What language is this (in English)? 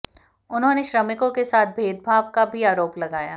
Hindi